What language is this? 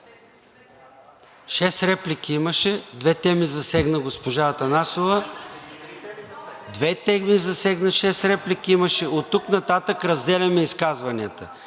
Bulgarian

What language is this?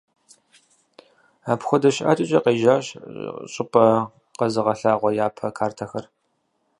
Kabardian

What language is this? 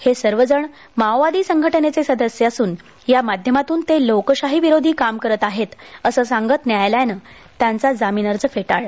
Marathi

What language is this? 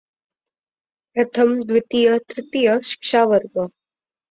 Marathi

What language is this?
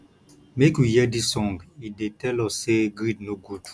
Nigerian Pidgin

